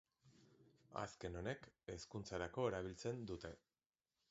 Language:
Basque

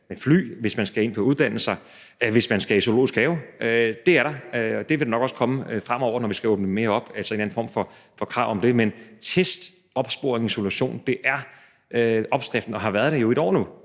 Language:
Danish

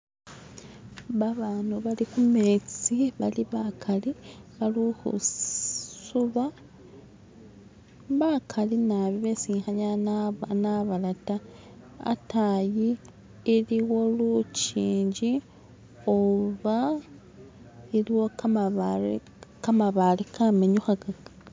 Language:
Masaaba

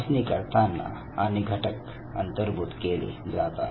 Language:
Marathi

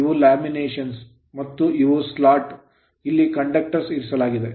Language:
Kannada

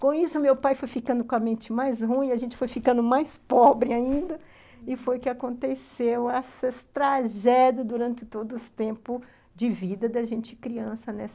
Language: Portuguese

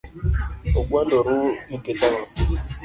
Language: Luo (Kenya and Tanzania)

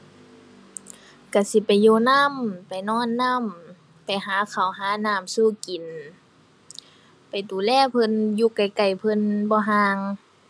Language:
Thai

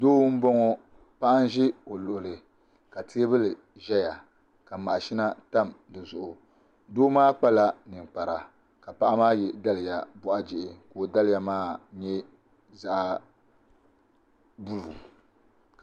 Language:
Dagbani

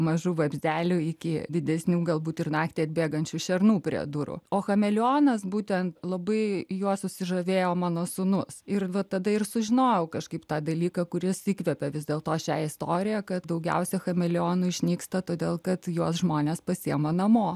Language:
Lithuanian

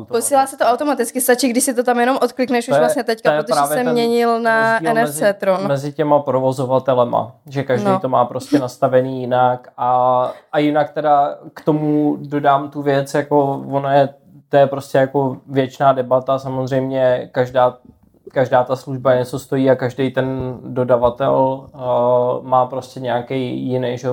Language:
Czech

